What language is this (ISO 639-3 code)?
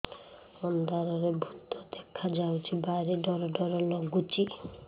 ori